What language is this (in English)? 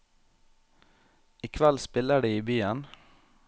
Norwegian